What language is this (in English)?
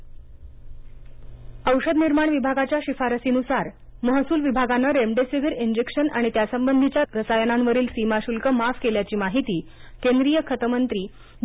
Marathi